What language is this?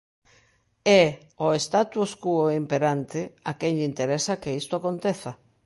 Galician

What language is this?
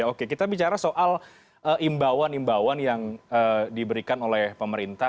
Indonesian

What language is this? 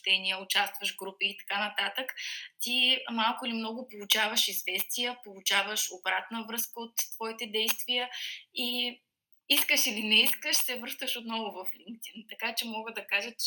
Bulgarian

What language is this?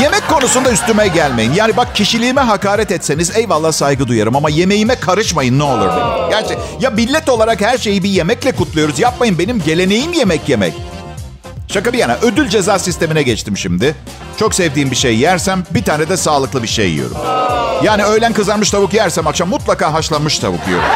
Turkish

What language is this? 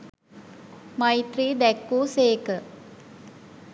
Sinhala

